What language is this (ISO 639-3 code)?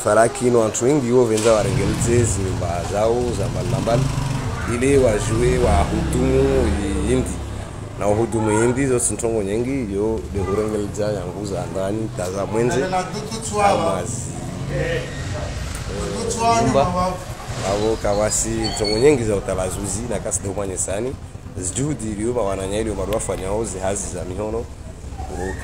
fra